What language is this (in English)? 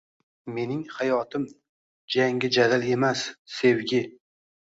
Uzbek